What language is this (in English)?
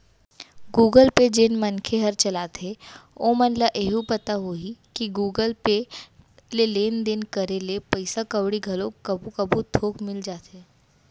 Chhattisgarhi